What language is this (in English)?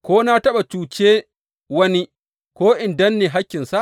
Hausa